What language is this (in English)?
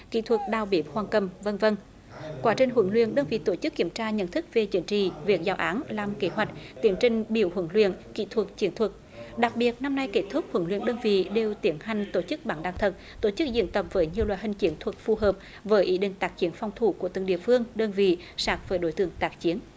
Vietnamese